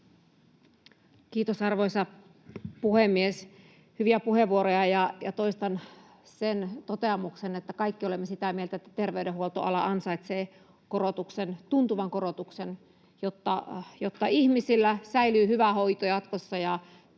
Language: Finnish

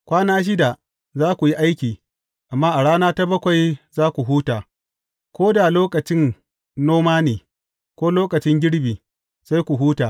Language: Hausa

